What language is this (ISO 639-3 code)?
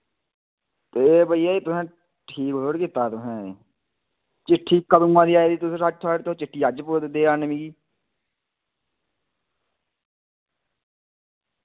doi